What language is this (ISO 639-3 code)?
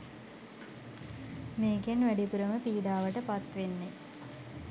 sin